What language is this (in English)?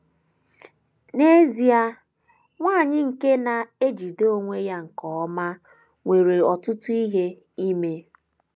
Igbo